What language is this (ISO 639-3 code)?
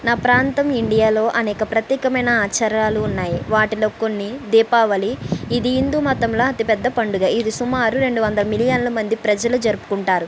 tel